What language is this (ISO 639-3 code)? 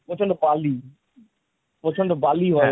ben